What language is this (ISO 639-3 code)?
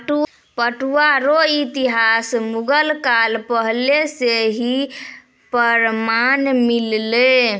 mai